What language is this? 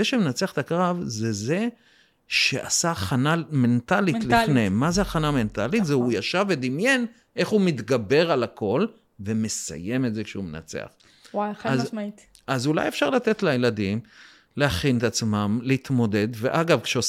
Hebrew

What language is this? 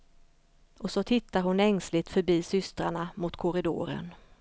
Swedish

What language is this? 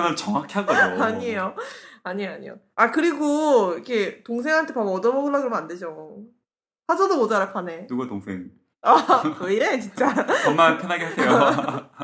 Korean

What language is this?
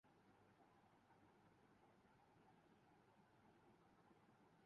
Urdu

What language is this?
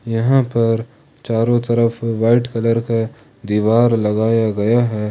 Hindi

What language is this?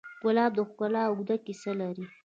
Pashto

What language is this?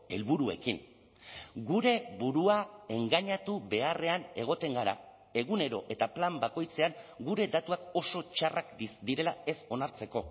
Basque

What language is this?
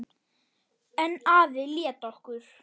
Icelandic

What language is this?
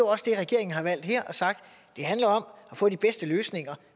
Danish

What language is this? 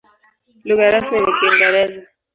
Swahili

